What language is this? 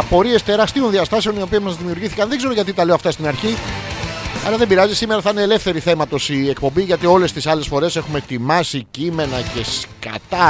Greek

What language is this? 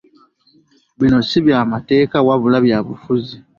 Ganda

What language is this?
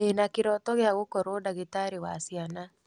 Kikuyu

